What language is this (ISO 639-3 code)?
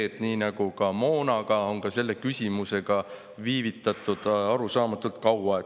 est